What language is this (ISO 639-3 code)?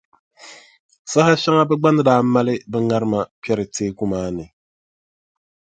dag